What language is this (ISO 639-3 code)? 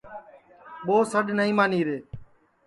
ssi